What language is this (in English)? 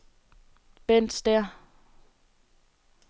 Danish